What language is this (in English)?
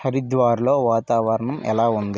Telugu